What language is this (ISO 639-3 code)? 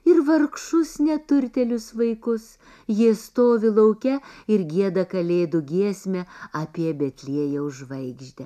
lit